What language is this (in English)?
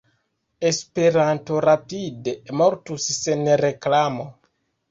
Esperanto